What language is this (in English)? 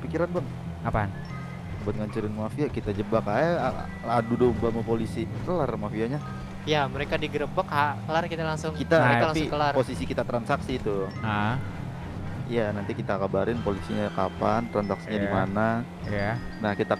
Indonesian